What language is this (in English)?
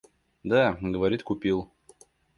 Russian